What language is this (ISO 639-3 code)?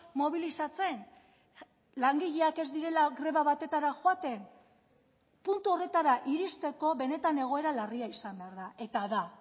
eus